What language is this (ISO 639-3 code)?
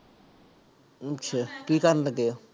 pan